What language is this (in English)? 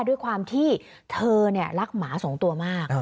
Thai